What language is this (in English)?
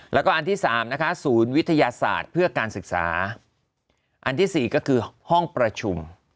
Thai